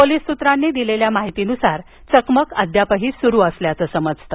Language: Marathi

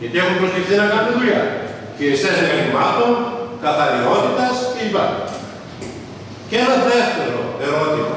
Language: Greek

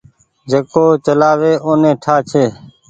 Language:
Goaria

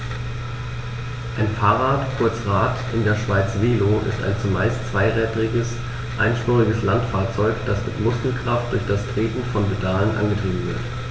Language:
German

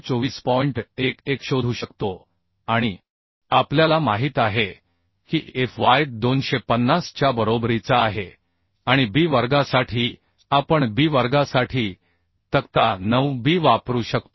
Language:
Marathi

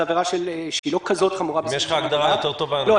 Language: Hebrew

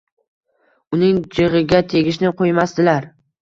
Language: Uzbek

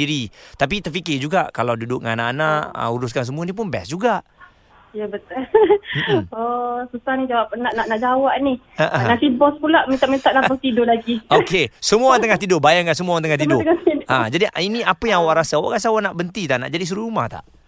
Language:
Malay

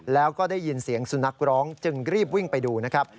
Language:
Thai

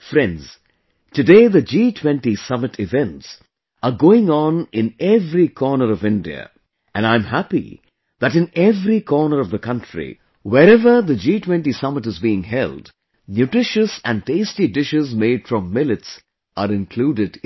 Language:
English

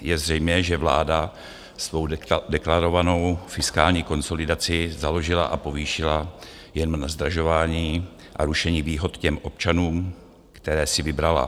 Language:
Czech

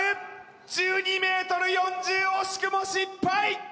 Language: Japanese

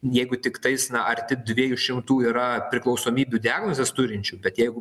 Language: Lithuanian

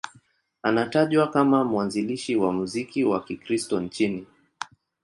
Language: Swahili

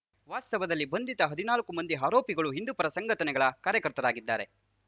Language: Kannada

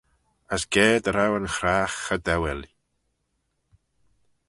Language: Manx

